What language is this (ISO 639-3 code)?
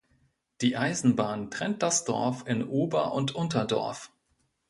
deu